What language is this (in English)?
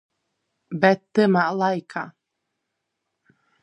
Latgalian